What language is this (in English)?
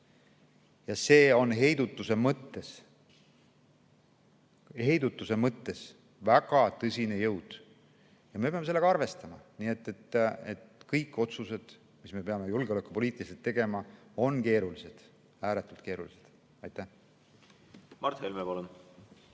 Estonian